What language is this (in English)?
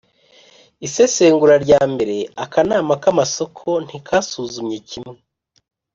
Kinyarwanda